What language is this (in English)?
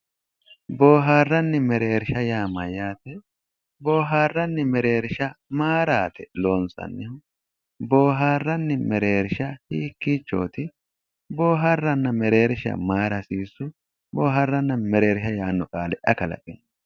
Sidamo